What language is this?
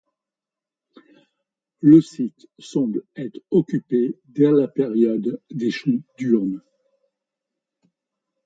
French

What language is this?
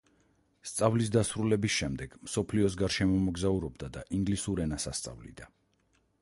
Georgian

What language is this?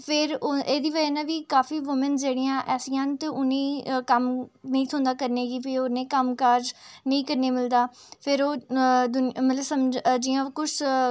Dogri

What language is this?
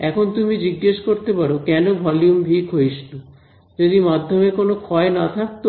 Bangla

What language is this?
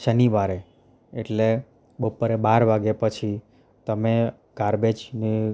Gujarati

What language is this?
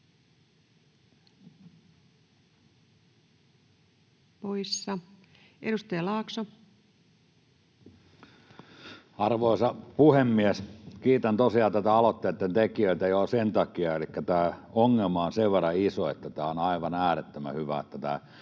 Finnish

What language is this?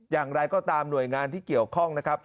Thai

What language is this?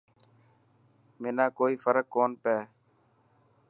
Dhatki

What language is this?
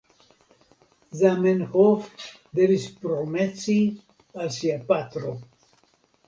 Esperanto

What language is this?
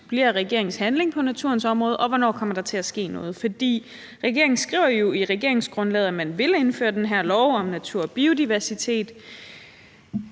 Danish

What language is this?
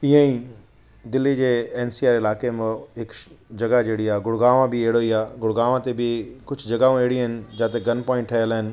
Sindhi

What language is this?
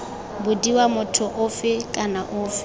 Tswana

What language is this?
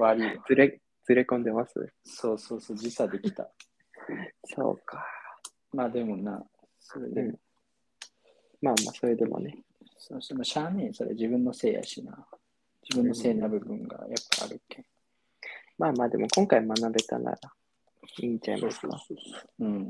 Japanese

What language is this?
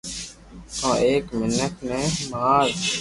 Loarki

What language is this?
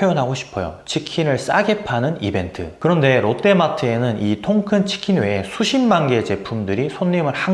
Korean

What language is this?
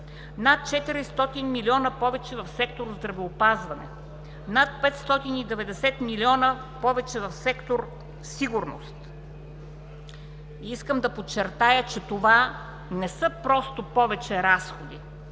Bulgarian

